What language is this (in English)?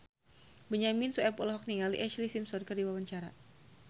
Sundanese